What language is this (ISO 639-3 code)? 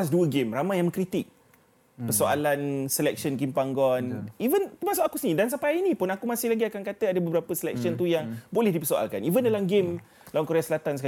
msa